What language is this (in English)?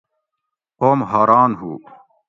Gawri